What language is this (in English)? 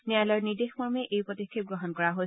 Assamese